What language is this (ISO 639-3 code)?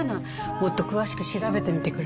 jpn